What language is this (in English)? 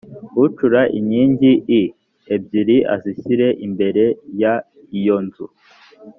Kinyarwanda